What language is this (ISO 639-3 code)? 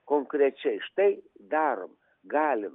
lit